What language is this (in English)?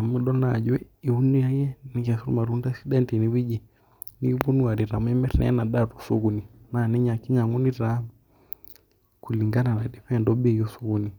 Masai